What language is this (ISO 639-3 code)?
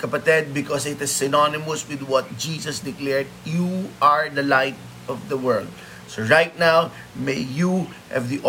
fil